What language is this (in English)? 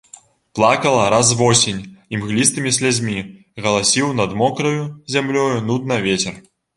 Belarusian